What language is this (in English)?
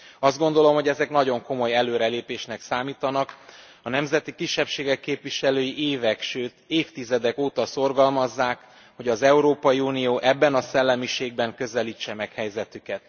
Hungarian